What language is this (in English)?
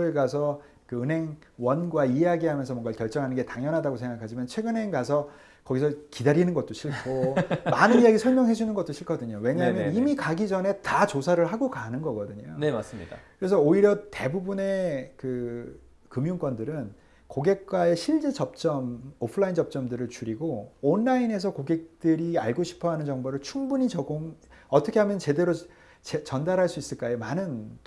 Korean